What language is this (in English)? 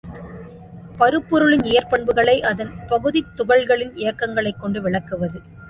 Tamil